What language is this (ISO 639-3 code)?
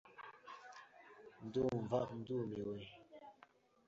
kin